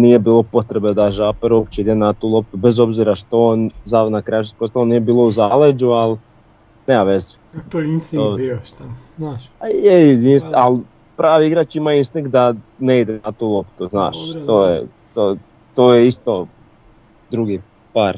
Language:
Croatian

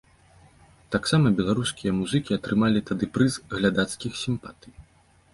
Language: Belarusian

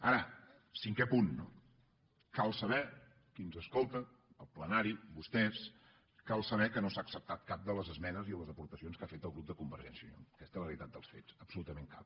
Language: Catalan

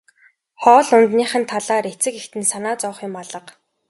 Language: Mongolian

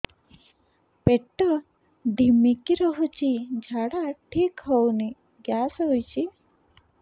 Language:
Odia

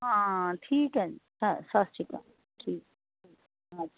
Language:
Punjabi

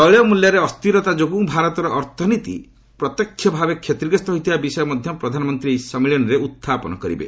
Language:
Odia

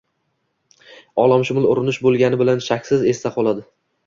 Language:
Uzbek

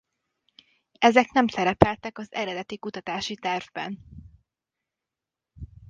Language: Hungarian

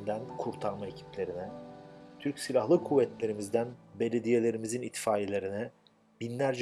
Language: Turkish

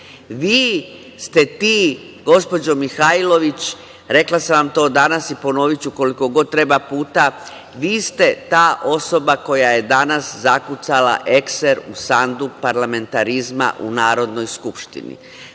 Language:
Serbian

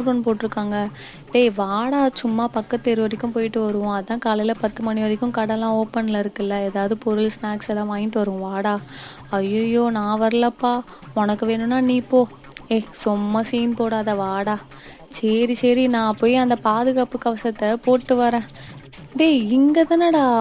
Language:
Tamil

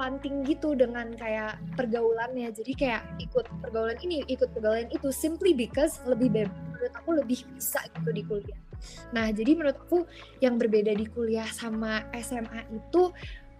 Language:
Indonesian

